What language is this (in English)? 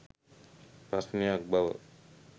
Sinhala